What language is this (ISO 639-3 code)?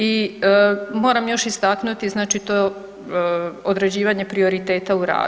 hrv